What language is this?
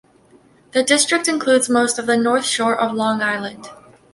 English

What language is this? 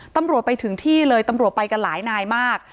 Thai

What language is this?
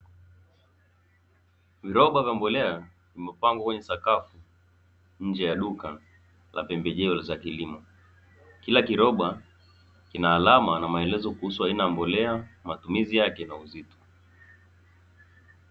Swahili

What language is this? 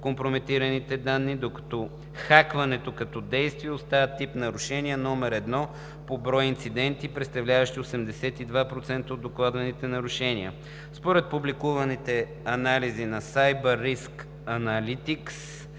Bulgarian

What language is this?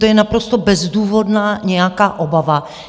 Czech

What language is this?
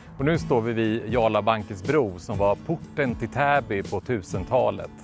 Swedish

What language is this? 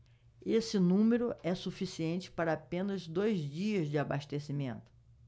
Portuguese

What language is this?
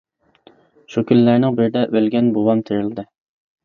Uyghur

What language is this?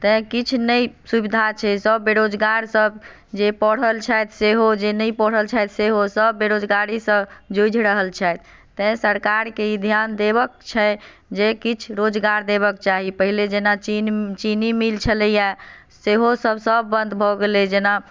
Maithili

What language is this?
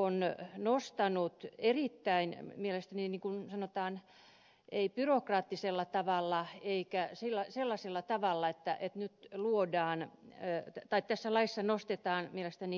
Finnish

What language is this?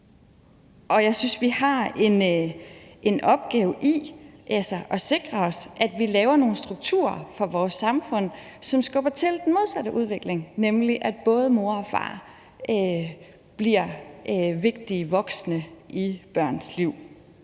Danish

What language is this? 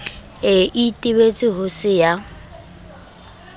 Southern Sotho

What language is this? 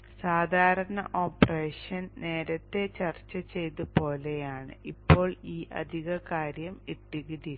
Malayalam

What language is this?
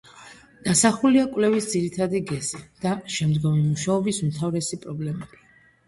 Georgian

